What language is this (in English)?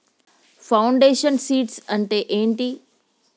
Telugu